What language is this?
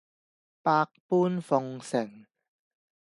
Cantonese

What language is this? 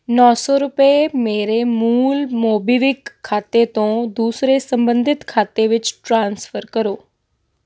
Punjabi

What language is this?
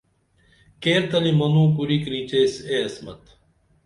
Dameli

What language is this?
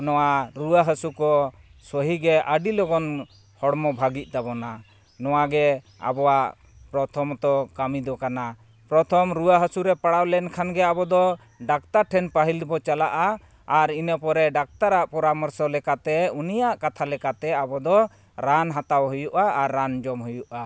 Santali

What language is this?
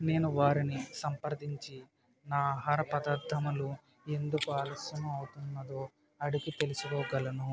Telugu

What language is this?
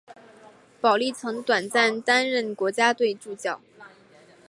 Chinese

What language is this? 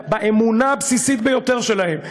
Hebrew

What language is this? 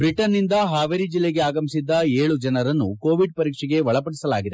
Kannada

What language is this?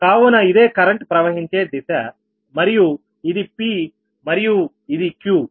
Telugu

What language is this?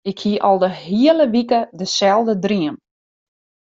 Western Frisian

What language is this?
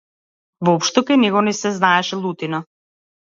Macedonian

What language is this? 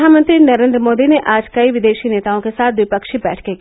Hindi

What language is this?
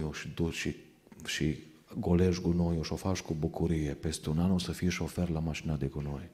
Romanian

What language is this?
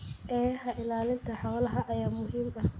Somali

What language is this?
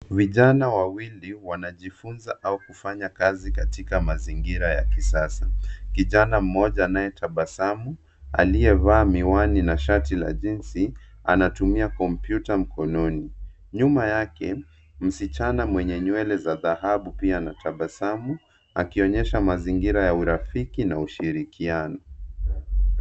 Swahili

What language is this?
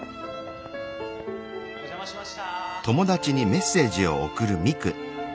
Japanese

